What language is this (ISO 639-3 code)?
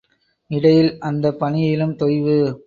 tam